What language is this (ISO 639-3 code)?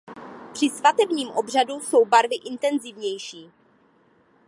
ces